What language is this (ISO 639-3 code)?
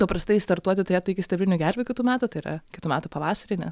lit